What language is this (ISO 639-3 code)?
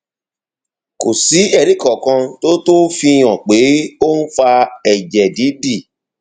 yor